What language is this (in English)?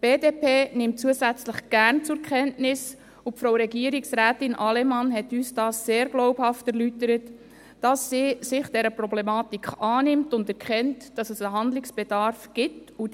Swiss German